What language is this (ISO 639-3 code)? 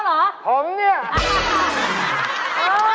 tha